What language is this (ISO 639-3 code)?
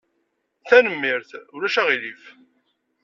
kab